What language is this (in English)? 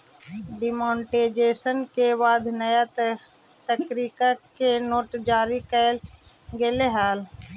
Magahi